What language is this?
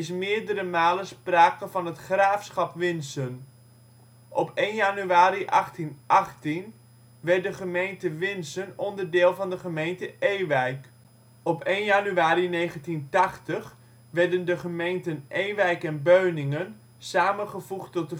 Dutch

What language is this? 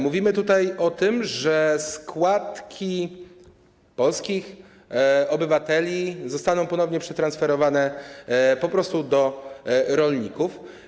Polish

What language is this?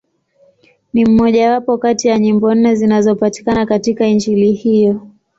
Swahili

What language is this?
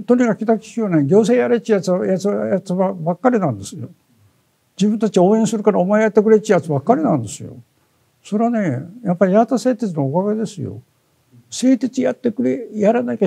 Japanese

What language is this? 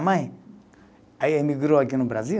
Portuguese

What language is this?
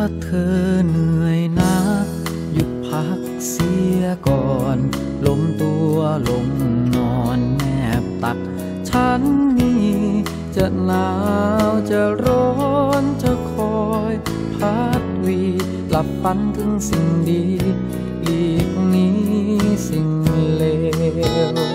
Thai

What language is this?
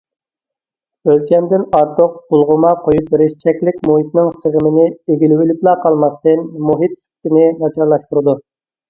Uyghur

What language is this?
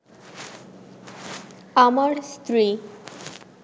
Bangla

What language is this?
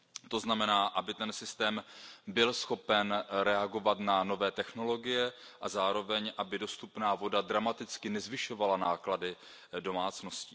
Czech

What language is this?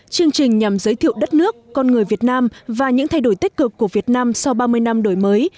Vietnamese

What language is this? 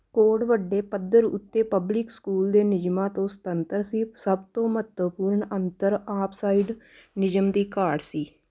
Punjabi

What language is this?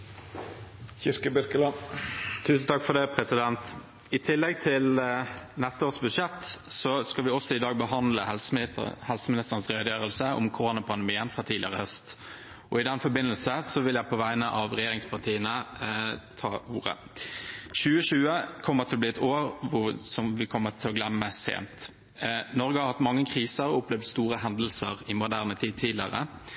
Norwegian Bokmål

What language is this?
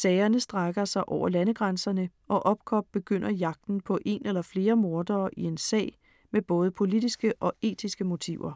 Danish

